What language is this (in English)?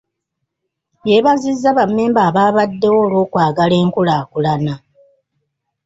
Ganda